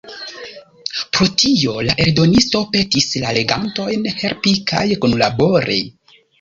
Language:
Esperanto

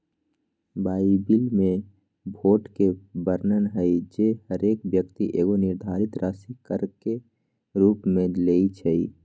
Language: Magahi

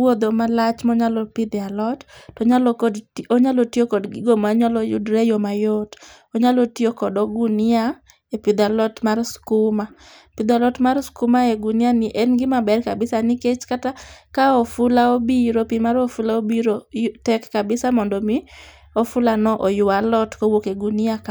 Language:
Luo (Kenya and Tanzania)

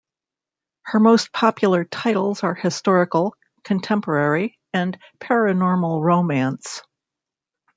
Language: English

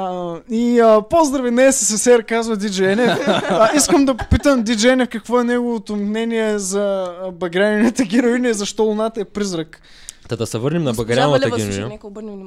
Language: Bulgarian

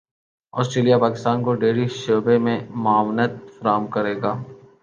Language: Urdu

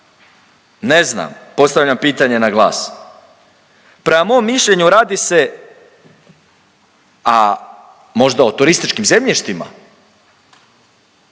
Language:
Croatian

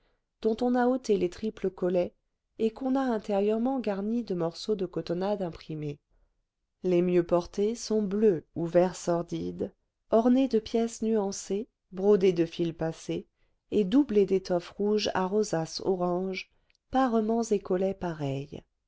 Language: French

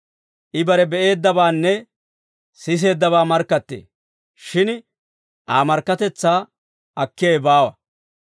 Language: Dawro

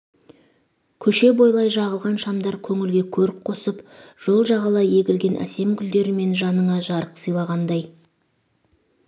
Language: Kazakh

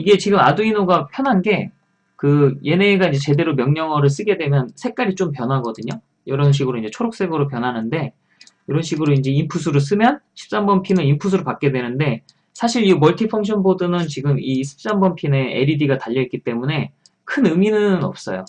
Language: Korean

